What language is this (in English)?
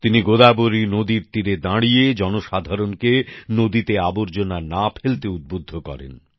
Bangla